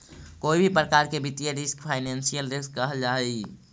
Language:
Magahi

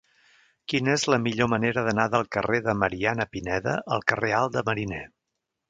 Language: Catalan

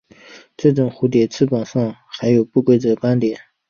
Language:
Chinese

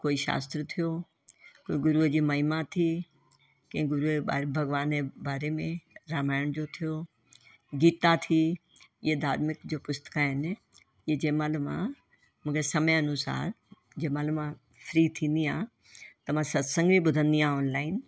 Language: Sindhi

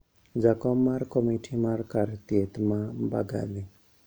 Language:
Luo (Kenya and Tanzania)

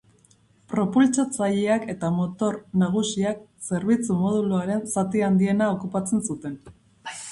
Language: Basque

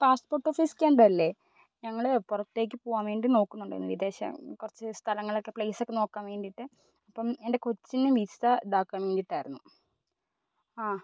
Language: Malayalam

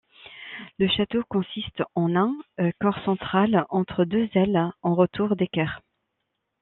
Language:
French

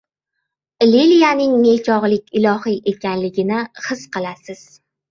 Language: Uzbek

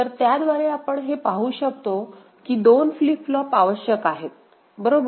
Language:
Marathi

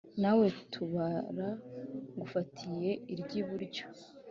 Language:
Kinyarwanda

